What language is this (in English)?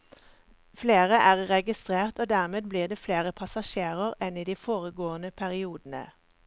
Norwegian